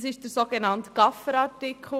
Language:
Swiss German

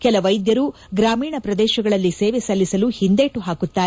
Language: Kannada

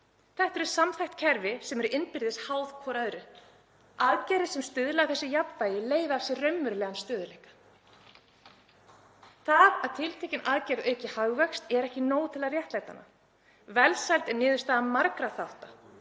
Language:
Icelandic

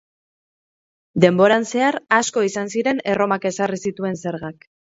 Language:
Basque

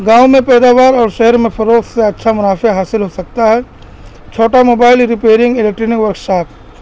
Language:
Urdu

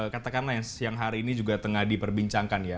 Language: Indonesian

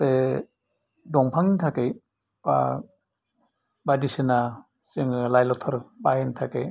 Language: Bodo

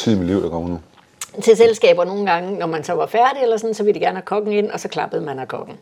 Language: Danish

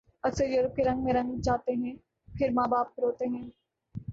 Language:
Urdu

